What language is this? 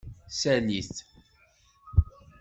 Kabyle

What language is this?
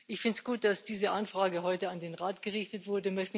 German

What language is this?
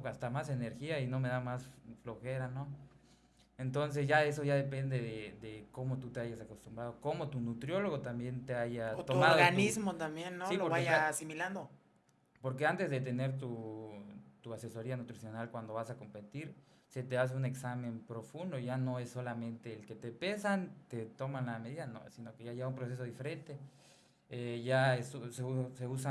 Spanish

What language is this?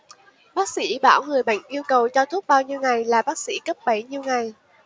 Vietnamese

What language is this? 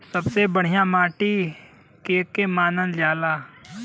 Bhojpuri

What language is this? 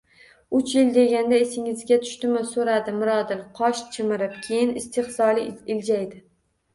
Uzbek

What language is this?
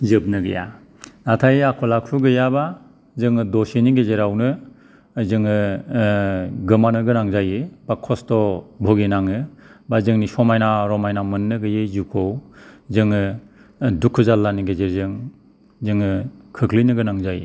Bodo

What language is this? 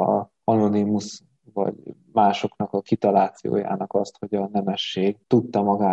Hungarian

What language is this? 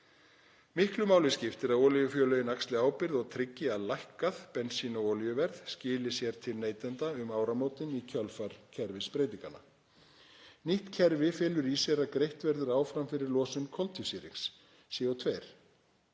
Icelandic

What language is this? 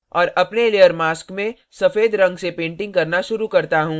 Hindi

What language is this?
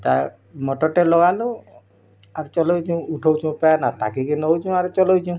Odia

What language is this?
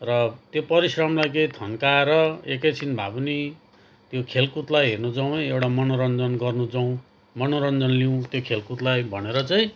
Nepali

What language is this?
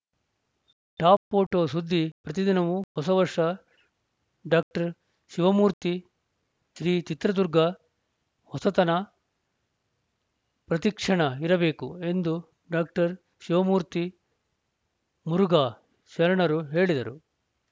Kannada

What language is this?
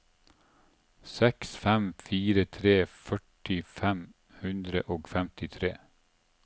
Norwegian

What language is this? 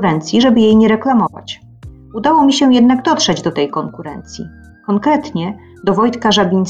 Polish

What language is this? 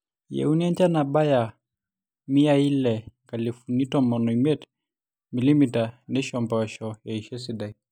Masai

